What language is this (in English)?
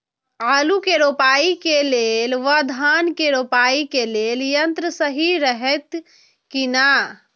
Maithili